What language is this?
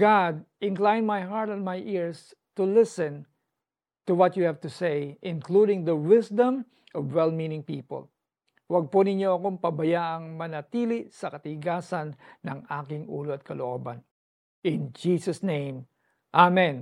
Filipino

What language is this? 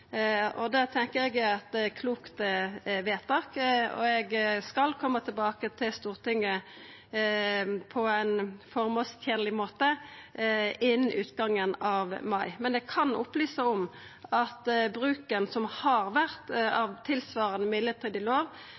Norwegian Nynorsk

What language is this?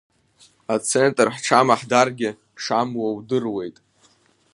Abkhazian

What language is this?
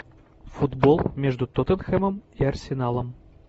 Russian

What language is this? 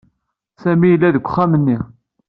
Kabyle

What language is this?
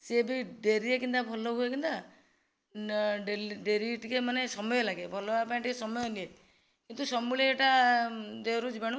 Odia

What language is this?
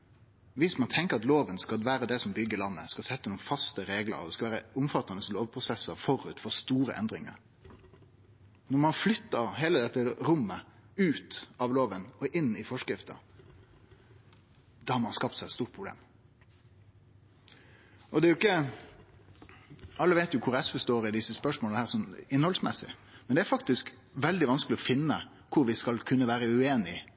Norwegian Nynorsk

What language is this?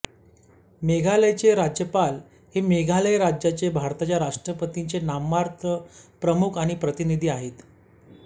Marathi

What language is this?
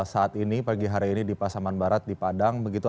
Indonesian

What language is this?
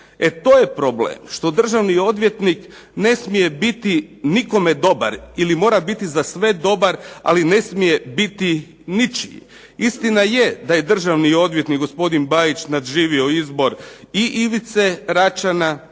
Croatian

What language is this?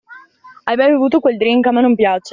Italian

